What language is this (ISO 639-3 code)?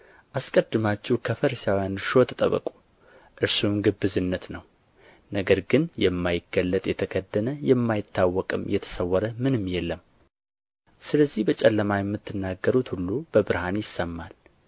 amh